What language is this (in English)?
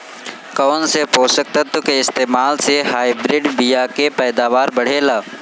Bhojpuri